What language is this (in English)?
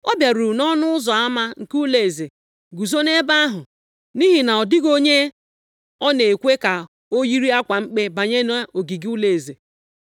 Igbo